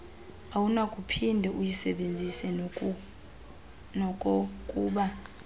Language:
Xhosa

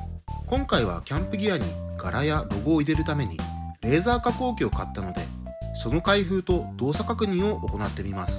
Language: Japanese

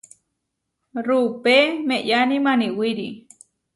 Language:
Huarijio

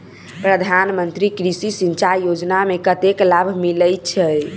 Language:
Maithili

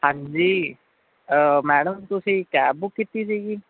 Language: Punjabi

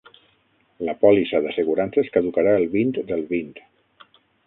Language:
Catalan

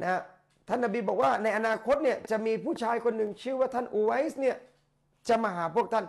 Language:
Thai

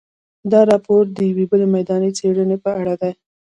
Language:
Pashto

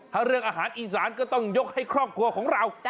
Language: Thai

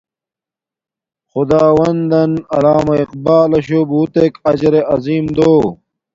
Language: Domaaki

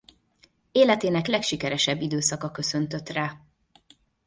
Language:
Hungarian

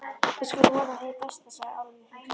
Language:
Icelandic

